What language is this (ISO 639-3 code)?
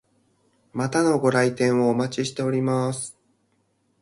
jpn